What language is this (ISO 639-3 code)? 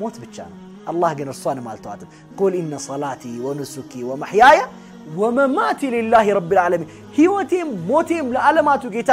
ara